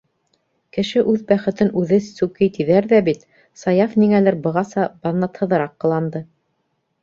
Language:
Bashkir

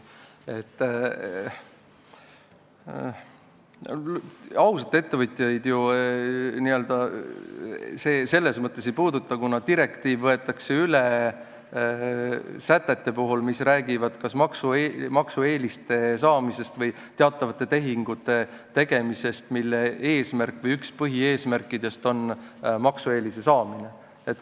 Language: Estonian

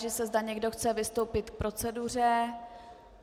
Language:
Czech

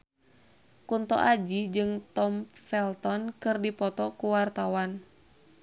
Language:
Sundanese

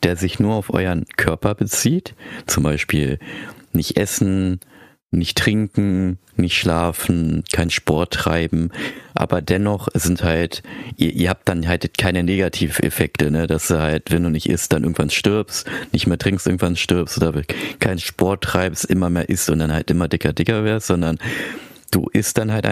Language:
German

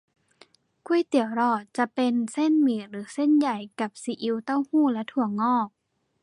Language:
Thai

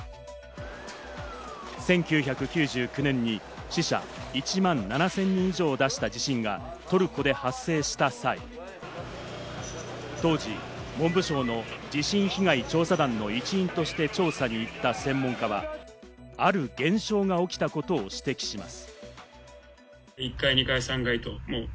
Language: Japanese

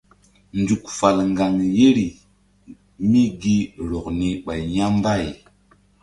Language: Mbum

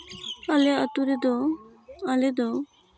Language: Santali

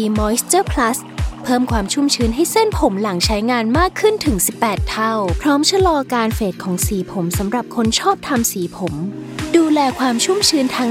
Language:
Thai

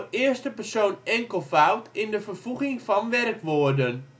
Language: Dutch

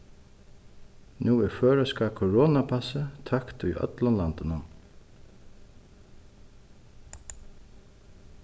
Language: Faroese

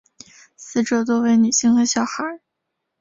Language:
Chinese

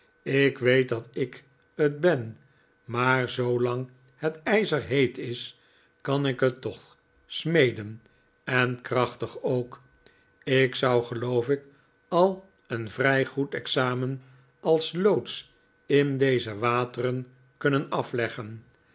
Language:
Dutch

